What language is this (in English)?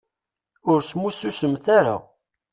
Kabyle